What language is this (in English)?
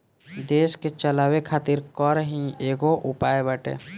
Bhojpuri